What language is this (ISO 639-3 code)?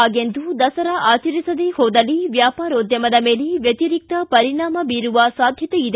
kan